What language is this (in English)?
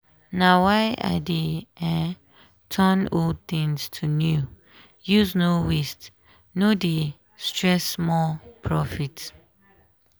Nigerian Pidgin